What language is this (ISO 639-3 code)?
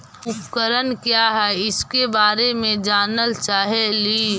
mag